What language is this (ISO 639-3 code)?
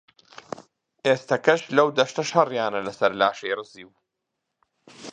ckb